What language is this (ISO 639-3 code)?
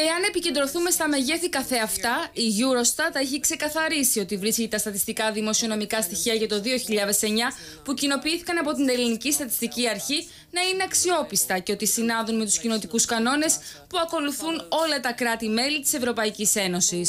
ell